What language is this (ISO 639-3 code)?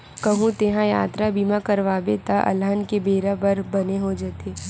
hne